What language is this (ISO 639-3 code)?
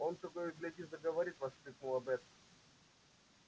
rus